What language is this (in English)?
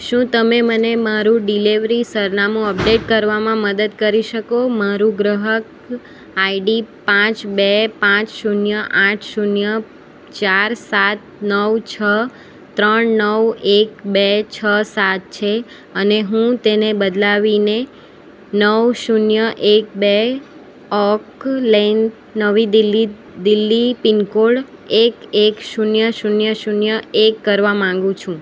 Gujarati